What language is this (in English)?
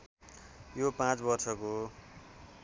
Nepali